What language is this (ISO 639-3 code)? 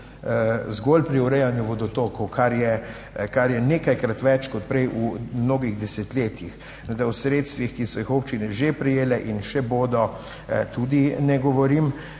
slv